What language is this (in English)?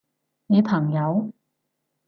Cantonese